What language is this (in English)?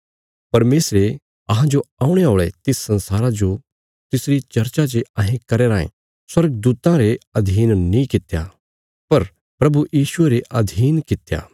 Bilaspuri